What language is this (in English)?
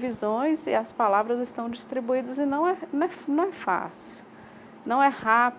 Portuguese